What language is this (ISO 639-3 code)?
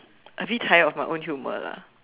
eng